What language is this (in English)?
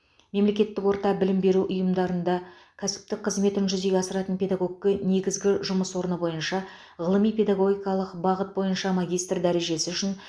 Kazakh